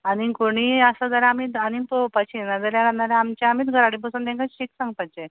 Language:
Konkani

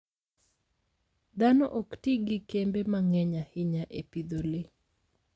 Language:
Luo (Kenya and Tanzania)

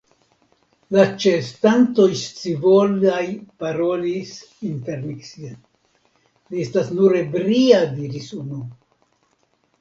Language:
Esperanto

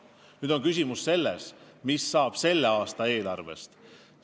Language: Estonian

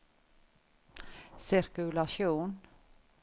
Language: Norwegian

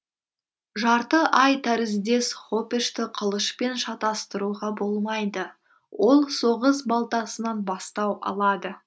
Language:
Kazakh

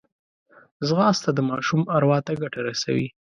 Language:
Pashto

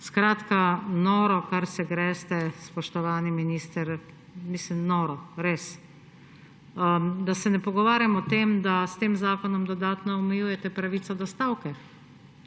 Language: Slovenian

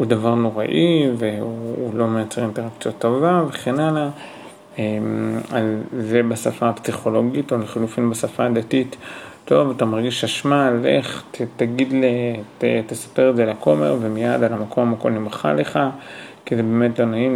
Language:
Hebrew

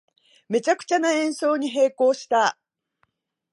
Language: Japanese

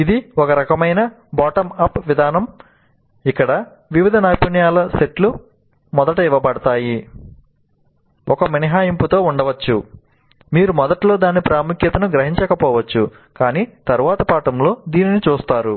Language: Telugu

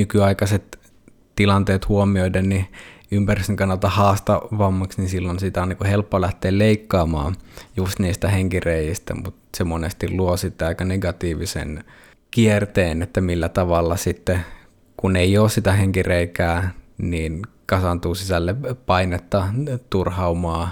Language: Finnish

